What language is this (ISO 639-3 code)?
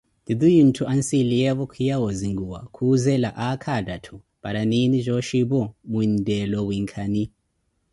eko